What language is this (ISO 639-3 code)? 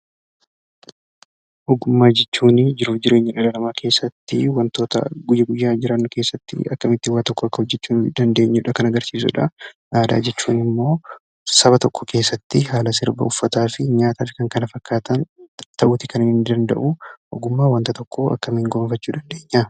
orm